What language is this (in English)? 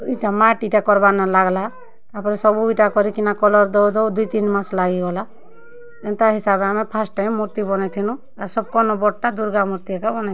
Odia